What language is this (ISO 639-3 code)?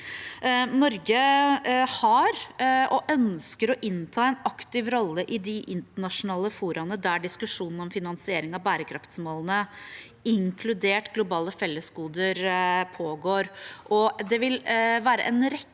nor